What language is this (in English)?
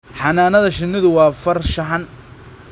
Somali